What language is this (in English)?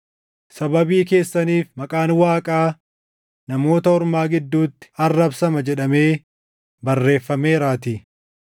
Oromo